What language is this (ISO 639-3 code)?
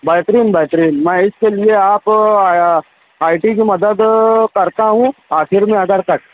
urd